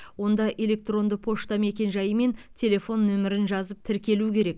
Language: Kazakh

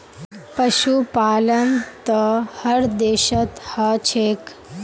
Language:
Magahi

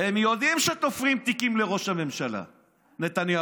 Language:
Hebrew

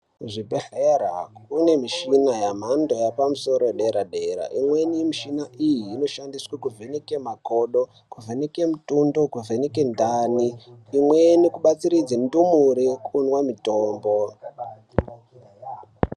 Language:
Ndau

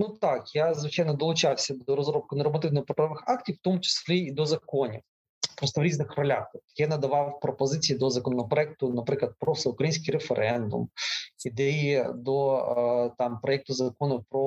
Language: Ukrainian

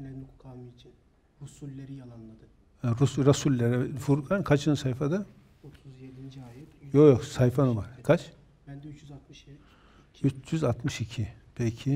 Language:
Turkish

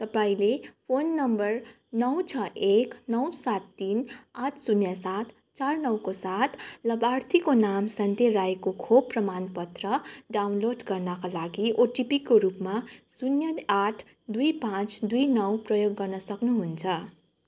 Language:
Nepali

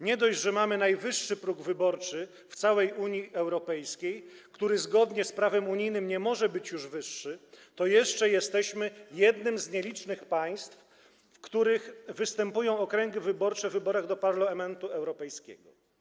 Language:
Polish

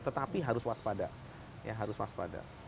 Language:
Indonesian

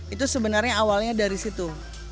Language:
Indonesian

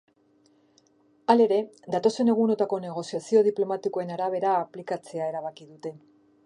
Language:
Basque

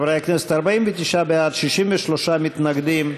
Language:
Hebrew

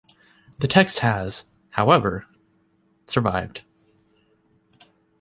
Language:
English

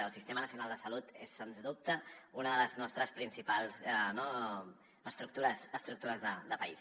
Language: Catalan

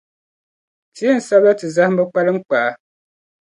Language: Dagbani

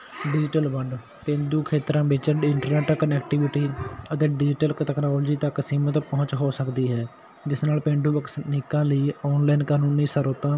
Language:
Punjabi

